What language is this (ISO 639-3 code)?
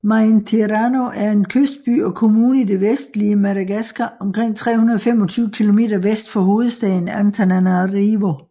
dan